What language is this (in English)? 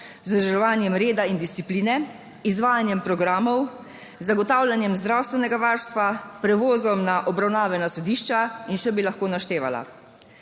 Slovenian